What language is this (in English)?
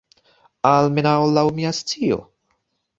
Esperanto